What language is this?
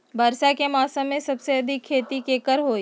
Magahi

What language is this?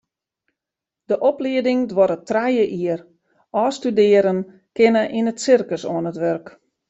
Western Frisian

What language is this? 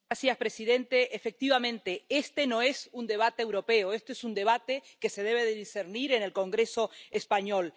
Spanish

